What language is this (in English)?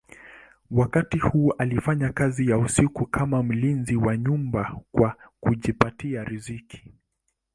Swahili